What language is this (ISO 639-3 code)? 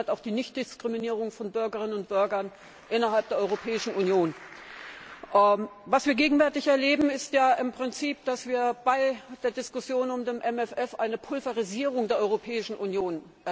deu